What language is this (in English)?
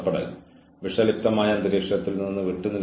Malayalam